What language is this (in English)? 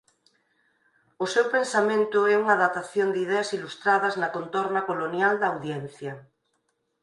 Galician